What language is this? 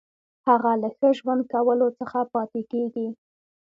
Pashto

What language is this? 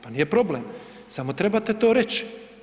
Croatian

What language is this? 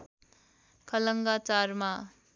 Nepali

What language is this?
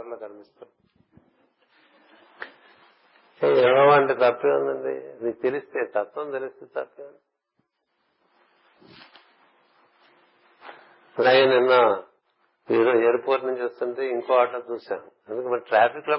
Telugu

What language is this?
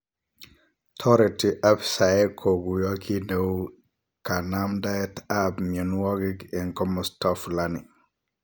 Kalenjin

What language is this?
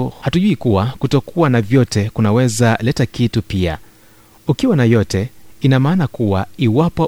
Swahili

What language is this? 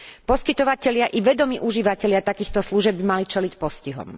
Slovak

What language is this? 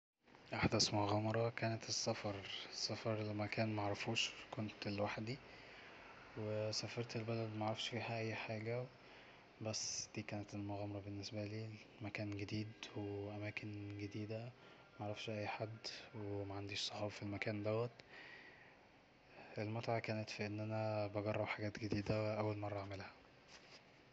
Egyptian Arabic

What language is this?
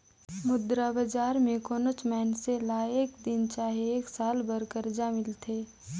Chhattisgarhi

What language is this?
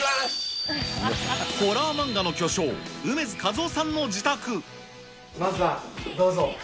Japanese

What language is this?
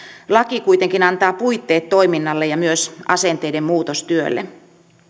Finnish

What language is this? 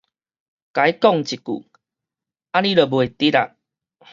Min Nan Chinese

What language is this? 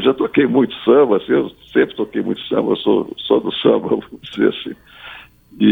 Portuguese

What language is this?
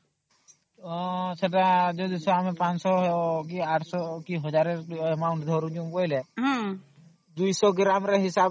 Odia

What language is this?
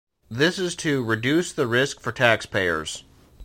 English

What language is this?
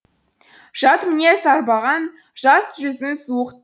Kazakh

